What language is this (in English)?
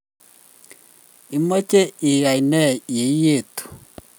Kalenjin